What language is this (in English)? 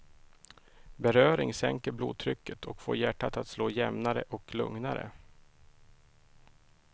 Swedish